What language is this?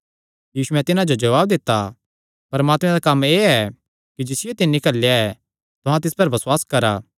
Kangri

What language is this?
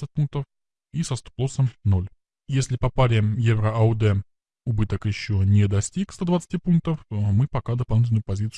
Russian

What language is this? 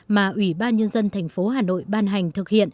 Vietnamese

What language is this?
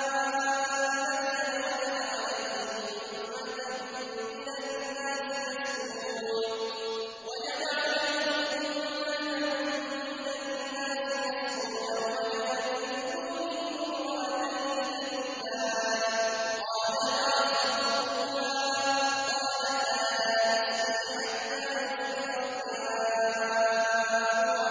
Arabic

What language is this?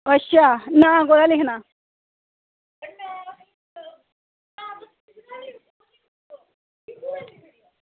Dogri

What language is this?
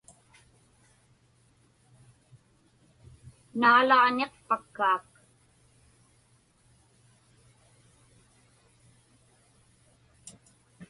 Inupiaq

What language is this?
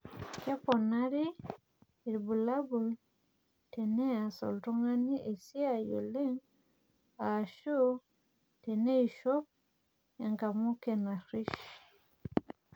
Masai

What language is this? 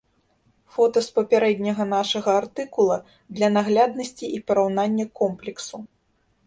Belarusian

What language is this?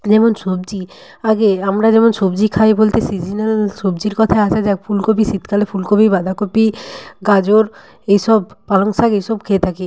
Bangla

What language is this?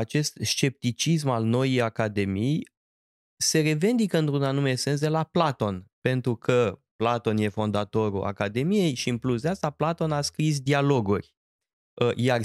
Romanian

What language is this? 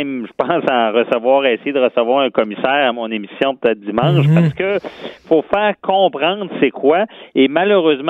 French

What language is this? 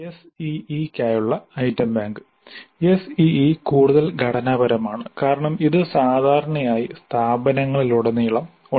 Malayalam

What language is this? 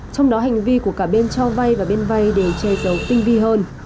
Vietnamese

